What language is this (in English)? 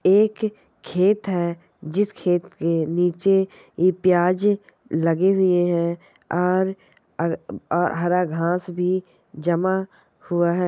Marwari